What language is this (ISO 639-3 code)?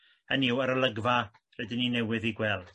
cym